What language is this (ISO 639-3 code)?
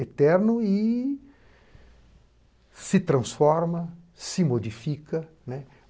por